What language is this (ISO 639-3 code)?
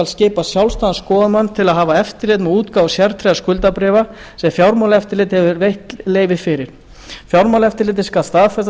isl